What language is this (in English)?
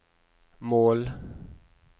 Norwegian